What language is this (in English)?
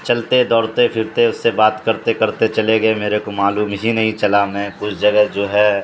Urdu